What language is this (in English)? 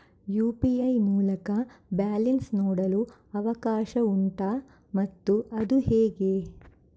Kannada